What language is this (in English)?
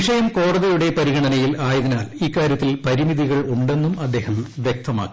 Malayalam